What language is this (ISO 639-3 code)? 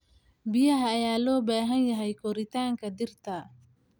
som